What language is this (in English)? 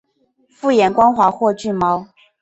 Chinese